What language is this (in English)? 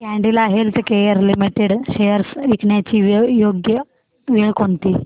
Marathi